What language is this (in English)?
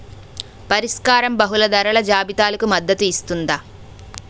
Telugu